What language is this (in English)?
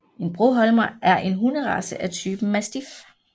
Danish